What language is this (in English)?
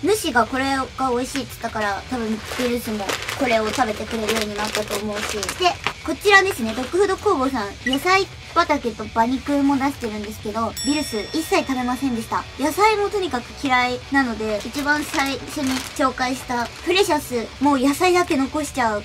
Japanese